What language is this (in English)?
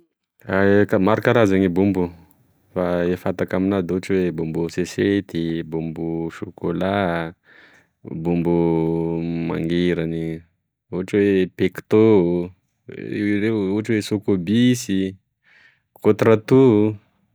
Tesaka Malagasy